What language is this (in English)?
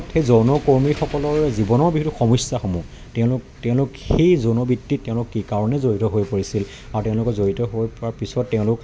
Assamese